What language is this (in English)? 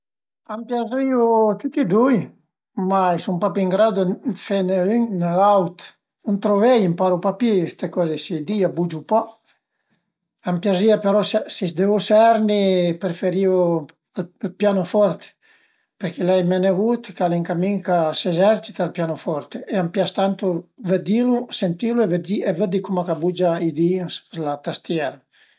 Piedmontese